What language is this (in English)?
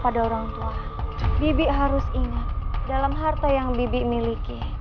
Indonesian